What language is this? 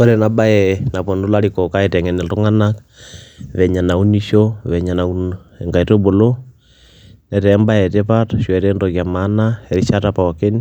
Masai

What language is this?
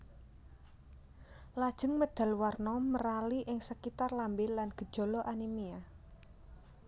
Javanese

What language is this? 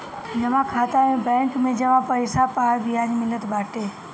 Bhojpuri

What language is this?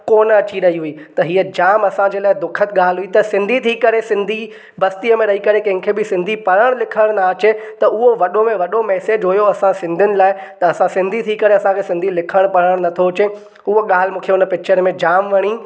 Sindhi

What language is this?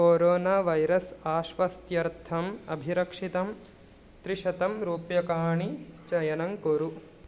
Sanskrit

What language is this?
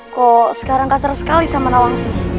Indonesian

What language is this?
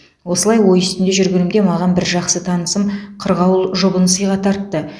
Kazakh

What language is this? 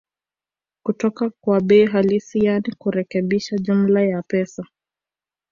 Swahili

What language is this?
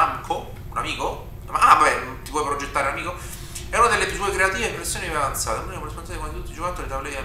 Italian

